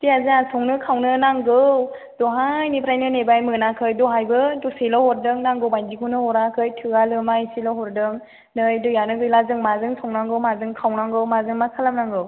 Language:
Bodo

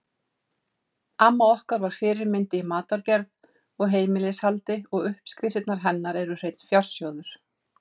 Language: Icelandic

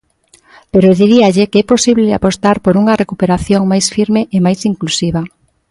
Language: Galician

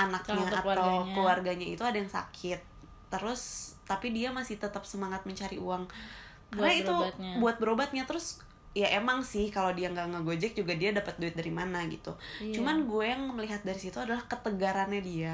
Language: Indonesian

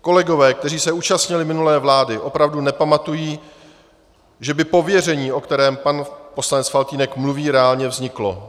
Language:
Czech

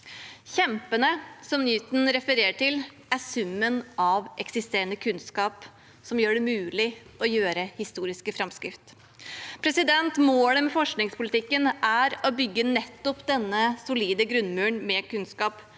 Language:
Norwegian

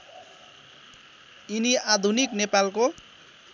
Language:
Nepali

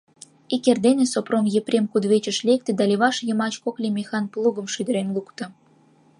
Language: Mari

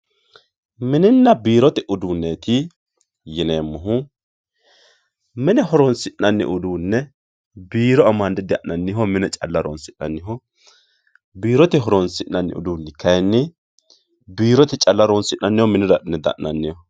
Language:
Sidamo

